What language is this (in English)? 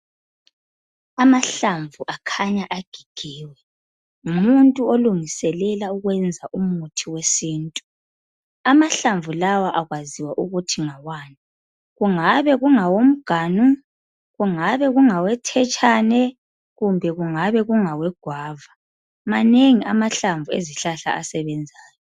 North Ndebele